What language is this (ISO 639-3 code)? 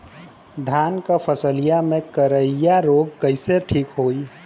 bho